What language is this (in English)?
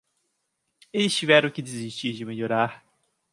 Portuguese